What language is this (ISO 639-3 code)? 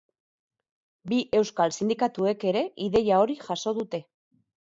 eus